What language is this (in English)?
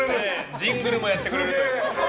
Japanese